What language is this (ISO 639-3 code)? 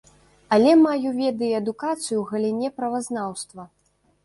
bel